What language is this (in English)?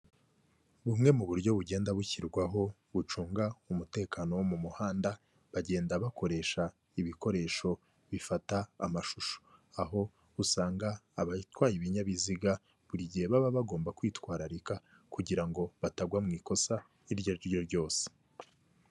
Kinyarwanda